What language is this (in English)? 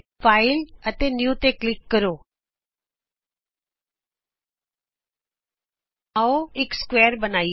Punjabi